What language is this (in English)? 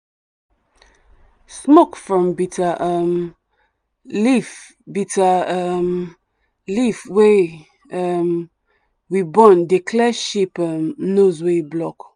Nigerian Pidgin